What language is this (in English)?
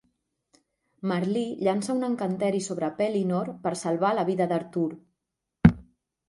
Catalan